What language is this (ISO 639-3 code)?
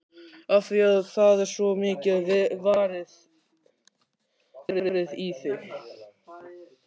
isl